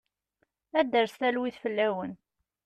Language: Kabyle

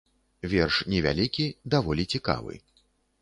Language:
Belarusian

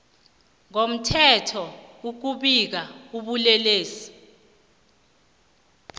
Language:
South Ndebele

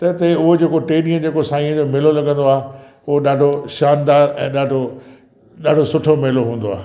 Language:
Sindhi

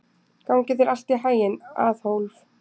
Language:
Icelandic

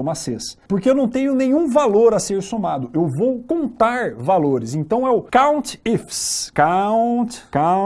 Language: Portuguese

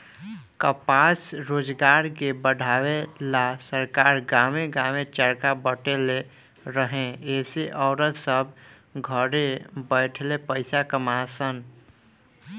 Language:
Bhojpuri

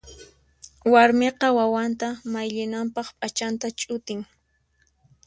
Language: Puno Quechua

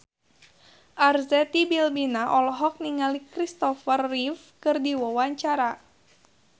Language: Sundanese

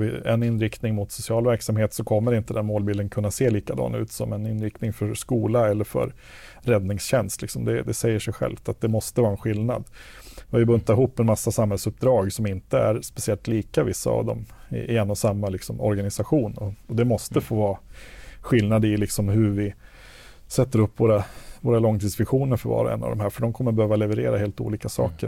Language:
Swedish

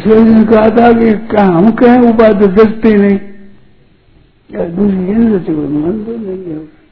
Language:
Hindi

